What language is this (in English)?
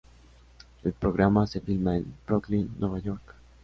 Spanish